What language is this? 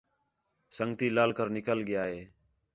Khetrani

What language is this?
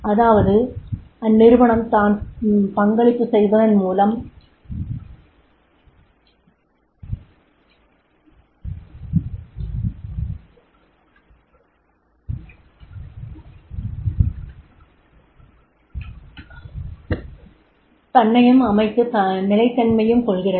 Tamil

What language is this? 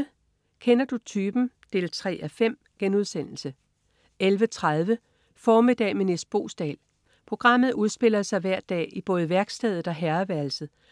Danish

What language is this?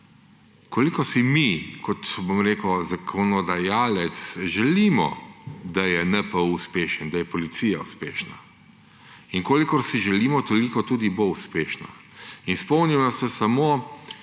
Slovenian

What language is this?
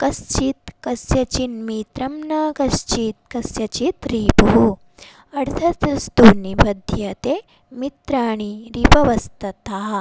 Sanskrit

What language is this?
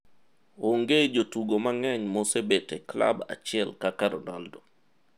Luo (Kenya and Tanzania)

